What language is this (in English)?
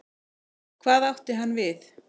Icelandic